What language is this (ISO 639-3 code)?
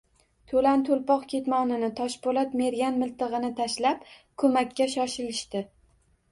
uzb